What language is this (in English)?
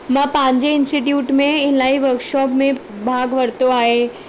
Sindhi